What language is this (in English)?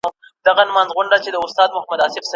Pashto